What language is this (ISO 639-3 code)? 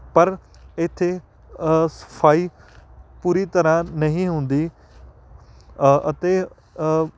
pan